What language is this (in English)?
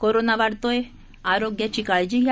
Marathi